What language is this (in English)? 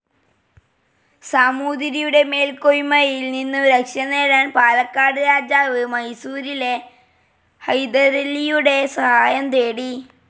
Malayalam